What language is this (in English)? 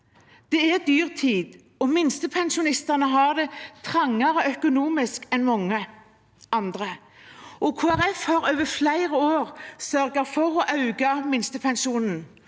Norwegian